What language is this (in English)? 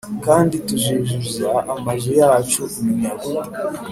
Kinyarwanda